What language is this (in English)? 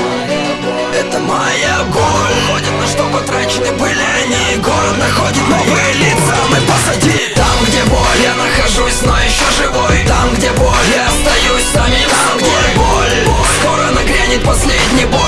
Russian